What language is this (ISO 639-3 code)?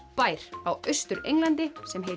isl